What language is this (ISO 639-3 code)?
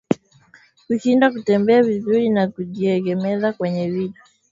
swa